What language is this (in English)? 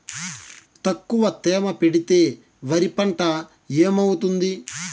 Telugu